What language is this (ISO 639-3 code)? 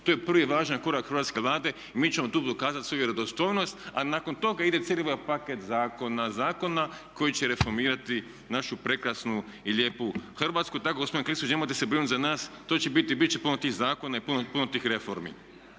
hrv